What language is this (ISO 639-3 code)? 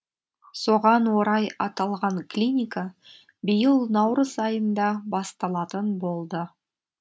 kaz